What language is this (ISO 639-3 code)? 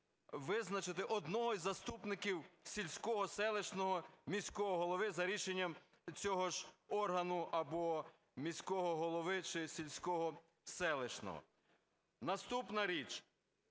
ukr